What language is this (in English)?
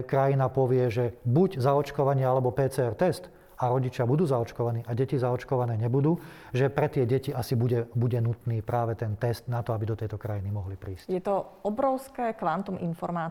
Slovak